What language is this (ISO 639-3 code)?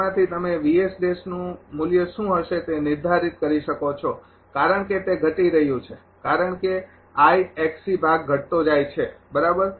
guj